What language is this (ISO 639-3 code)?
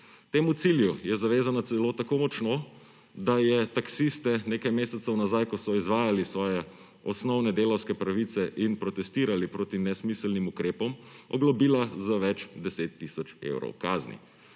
slv